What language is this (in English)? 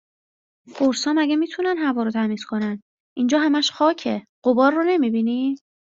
Persian